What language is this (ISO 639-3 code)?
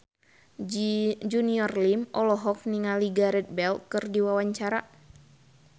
sun